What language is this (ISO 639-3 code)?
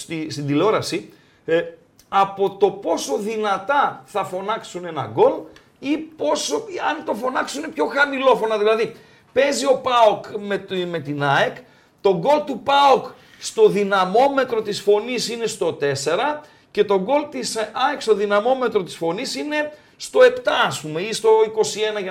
ell